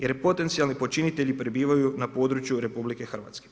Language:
Croatian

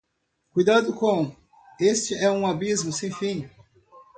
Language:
Portuguese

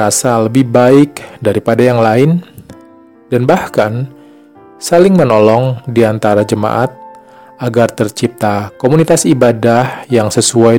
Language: Indonesian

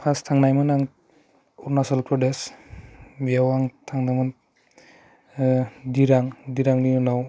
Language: Bodo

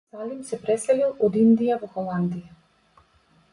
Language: Macedonian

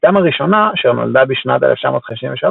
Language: Hebrew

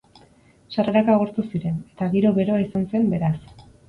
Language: Basque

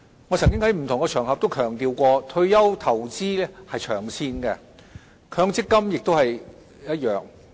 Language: Cantonese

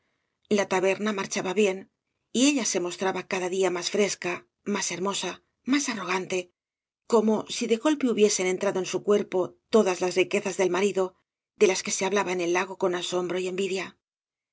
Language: Spanish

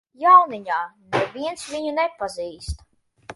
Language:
Latvian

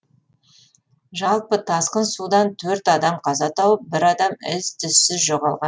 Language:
Kazakh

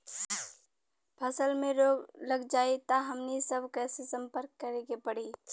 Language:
Bhojpuri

